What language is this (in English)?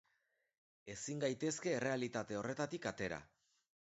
Basque